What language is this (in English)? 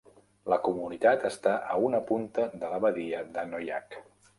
Catalan